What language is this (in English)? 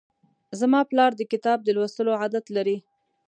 Pashto